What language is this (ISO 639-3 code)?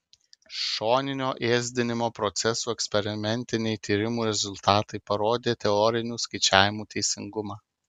lit